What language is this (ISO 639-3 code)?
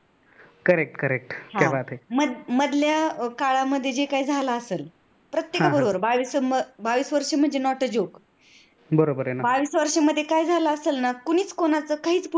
mar